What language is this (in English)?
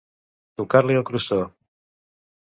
Catalan